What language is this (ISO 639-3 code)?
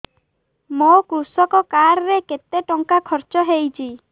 ori